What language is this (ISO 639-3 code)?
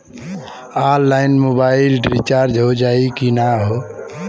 bho